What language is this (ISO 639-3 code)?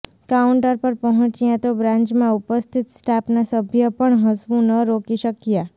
guj